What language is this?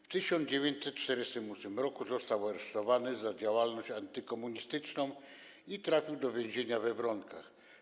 Polish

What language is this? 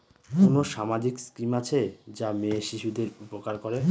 Bangla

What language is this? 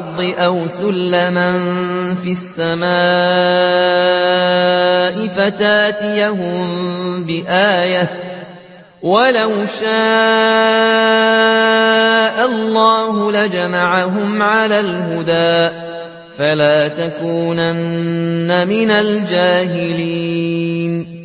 Arabic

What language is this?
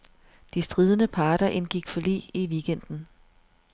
Danish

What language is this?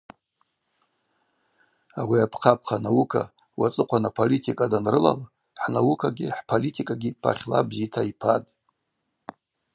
Abaza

